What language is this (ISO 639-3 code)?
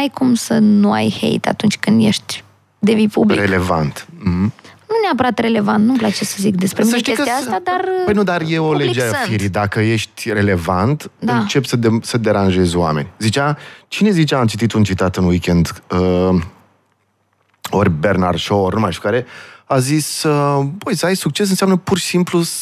ron